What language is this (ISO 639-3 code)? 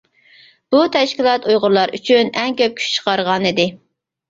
uig